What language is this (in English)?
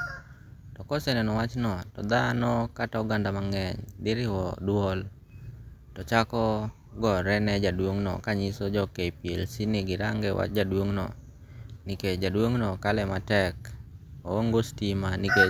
Luo (Kenya and Tanzania)